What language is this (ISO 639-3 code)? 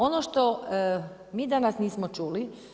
hrv